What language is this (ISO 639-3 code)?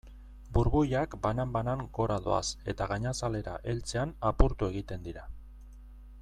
eus